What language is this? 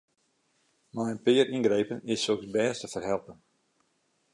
Western Frisian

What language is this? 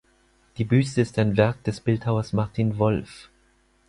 German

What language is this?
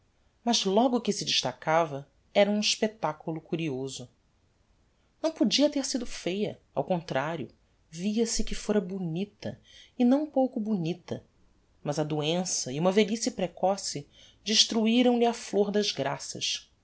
Portuguese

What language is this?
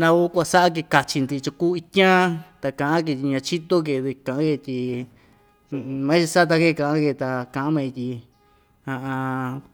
Ixtayutla Mixtec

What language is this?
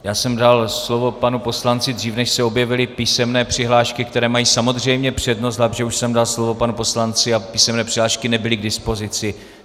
Czech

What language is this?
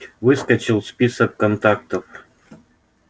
Russian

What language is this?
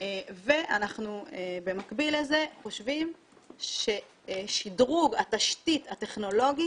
Hebrew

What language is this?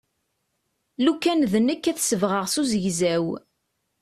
Kabyle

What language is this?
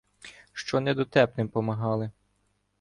Ukrainian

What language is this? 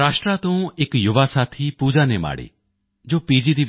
Punjabi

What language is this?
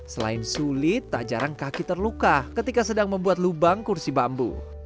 Indonesian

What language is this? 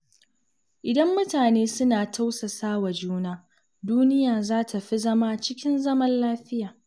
Hausa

